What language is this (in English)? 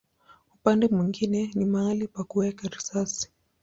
Swahili